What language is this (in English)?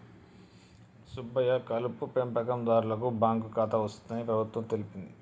Telugu